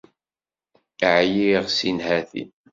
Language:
Kabyle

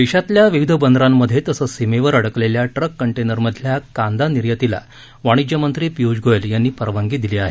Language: Marathi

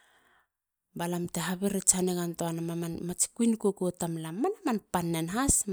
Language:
Halia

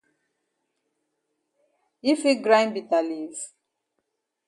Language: Cameroon Pidgin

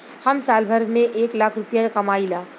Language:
Bhojpuri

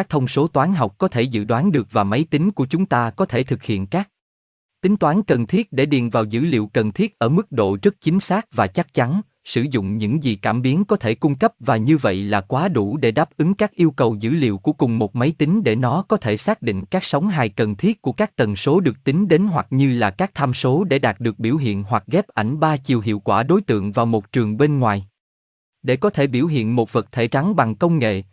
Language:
Vietnamese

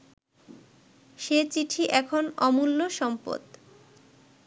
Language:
Bangla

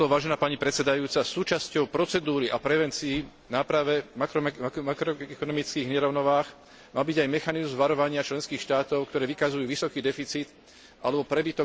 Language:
Slovak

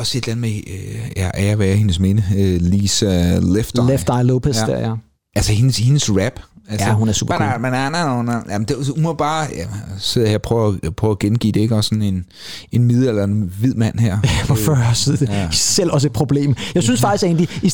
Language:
Danish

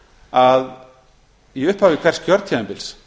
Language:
Icelandic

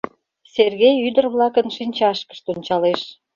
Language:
Mari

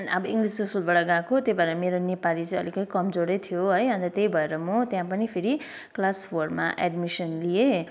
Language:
Nepali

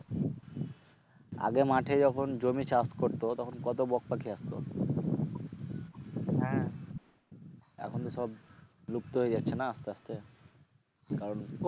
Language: Bangla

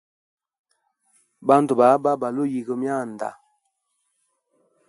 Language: Hemba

